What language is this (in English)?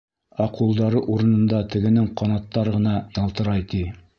Bashkir